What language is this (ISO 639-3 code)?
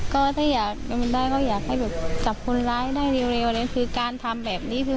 tha